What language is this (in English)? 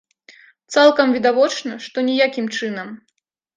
Belarusian